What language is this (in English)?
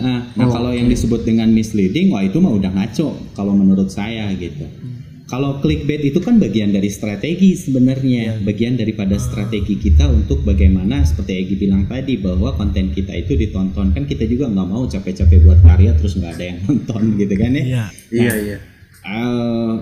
Indonesian